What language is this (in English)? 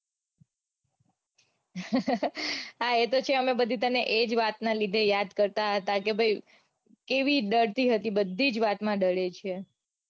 Gujarati